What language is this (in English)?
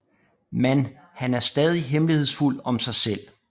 Danish